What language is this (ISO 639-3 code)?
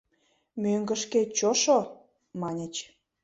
chm